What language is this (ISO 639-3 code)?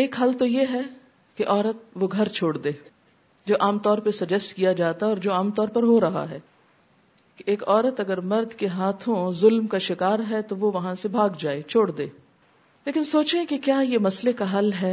urd